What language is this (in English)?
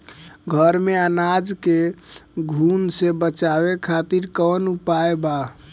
Bhojpuri